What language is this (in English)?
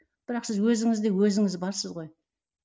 Kazakh